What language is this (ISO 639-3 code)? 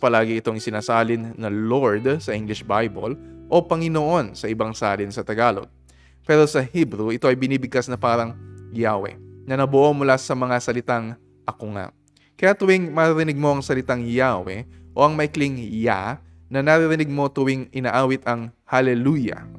fil